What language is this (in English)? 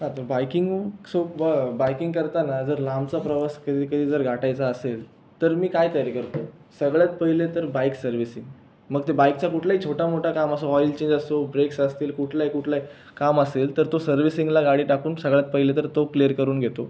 Marathi